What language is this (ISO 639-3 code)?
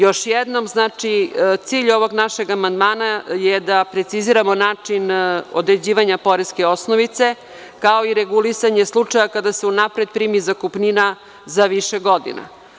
srp